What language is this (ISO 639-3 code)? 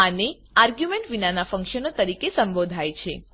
guj